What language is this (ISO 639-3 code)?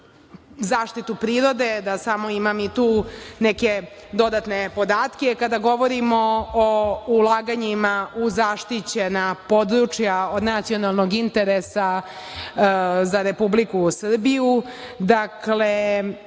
srp